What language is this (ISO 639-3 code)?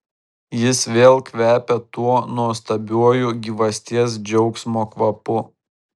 lit